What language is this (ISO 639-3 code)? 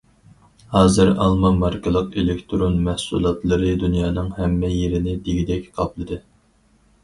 uig